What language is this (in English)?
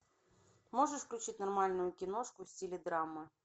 Russian